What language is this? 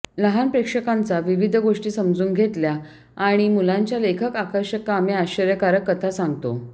Marathi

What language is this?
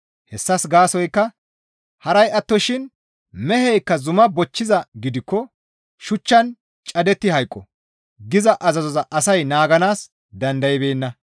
Gamo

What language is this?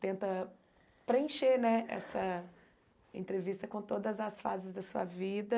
Portuguese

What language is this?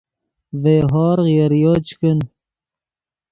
Yidgha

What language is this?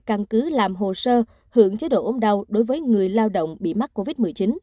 Vietnamese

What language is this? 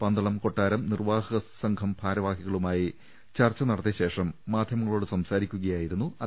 Malayalam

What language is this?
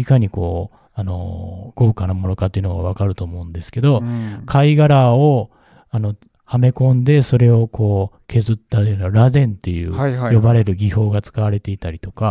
Japanese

